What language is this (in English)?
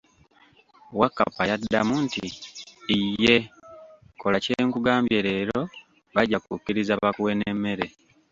Ganda